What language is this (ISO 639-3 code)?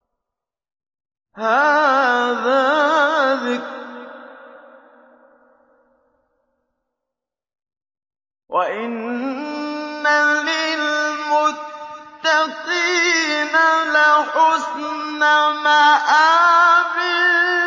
ara